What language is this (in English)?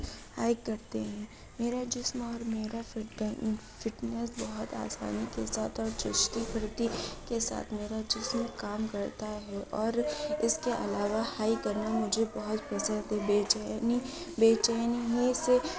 Urdu